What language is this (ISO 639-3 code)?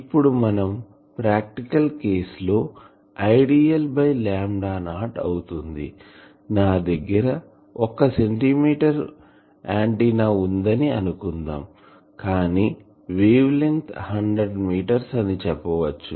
tel